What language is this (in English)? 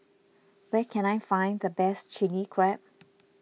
English